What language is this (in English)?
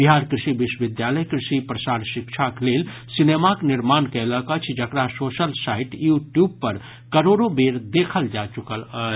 Maithili